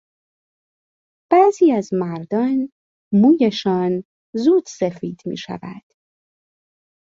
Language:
Persian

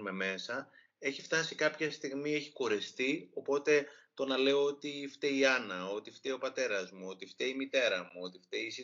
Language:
Greek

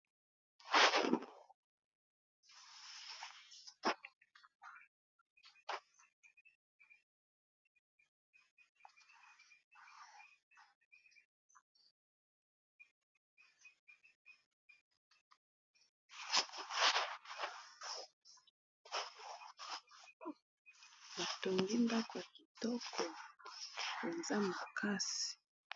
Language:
Lingala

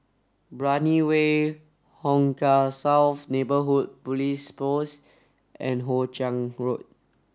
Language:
English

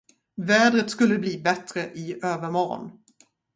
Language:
Swedish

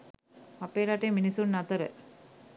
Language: Sinhala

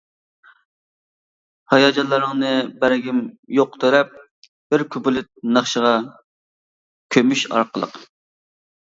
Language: Uyghur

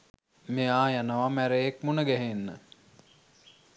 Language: Sinhala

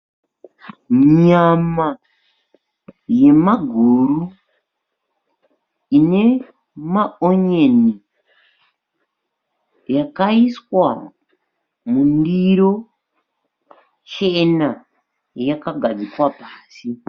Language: Shona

